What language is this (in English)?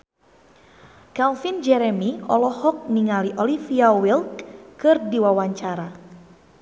Sundanese